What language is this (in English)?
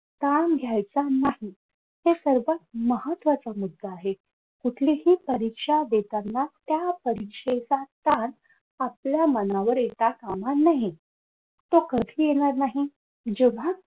Marathi